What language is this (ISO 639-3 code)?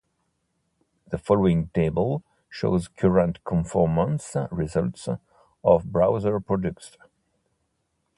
eng